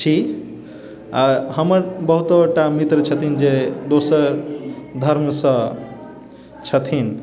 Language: Maithili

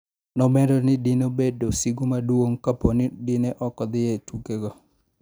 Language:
Luo (Kenya and Tanzania)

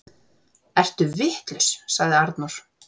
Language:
Icelandic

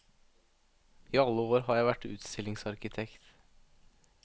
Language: Norwegian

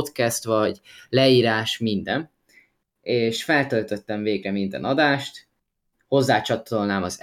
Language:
Hungarian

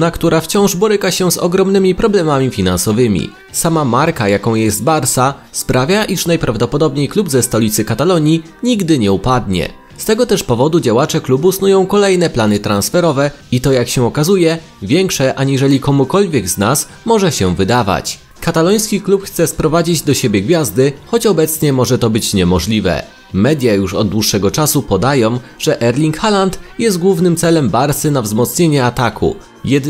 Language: Polish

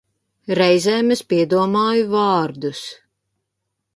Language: Latvian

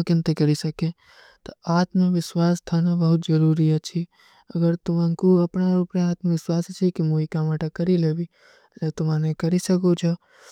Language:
Kui (India)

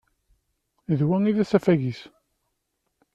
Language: Kabyle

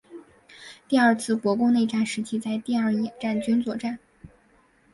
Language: Chinese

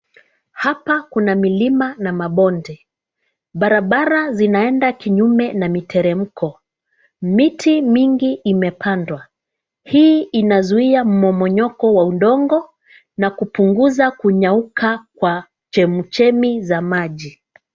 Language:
Swahili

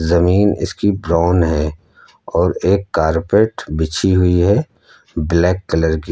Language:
Hindi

